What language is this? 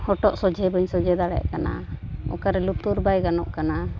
Santali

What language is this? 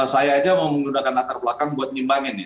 Indonesian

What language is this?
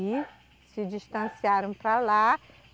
Portuguese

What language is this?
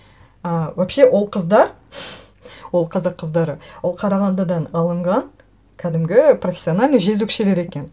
Kazakh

